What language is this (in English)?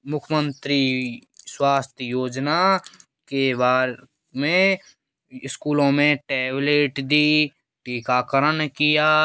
Hindi